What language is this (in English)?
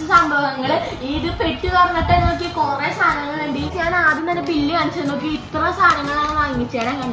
Malayalam